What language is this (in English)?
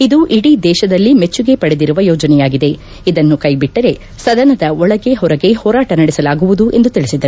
Kannada